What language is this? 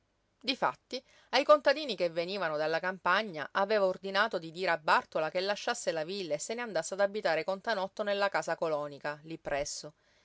Italian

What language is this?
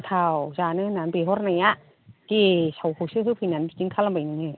Bodo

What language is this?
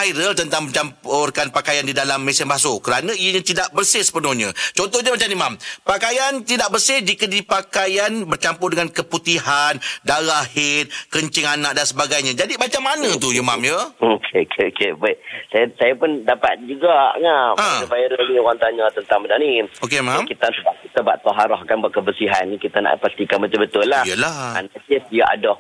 Malay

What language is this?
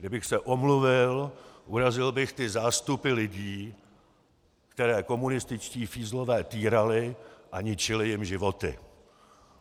Czech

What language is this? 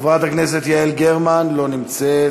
Hebrew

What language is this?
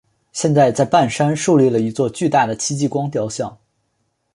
Chinese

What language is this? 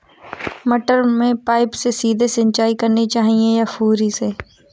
Hindi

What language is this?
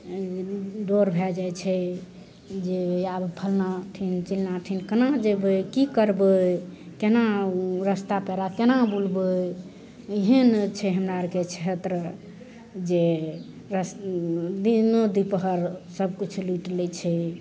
Maithili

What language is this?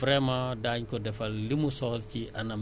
Wolof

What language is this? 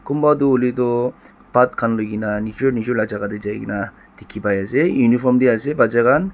Naga Pidgin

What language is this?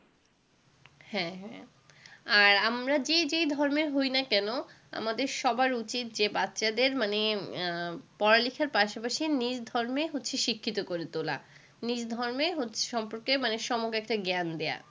Bangla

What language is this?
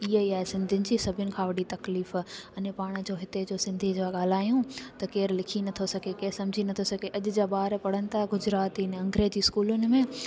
Sindhi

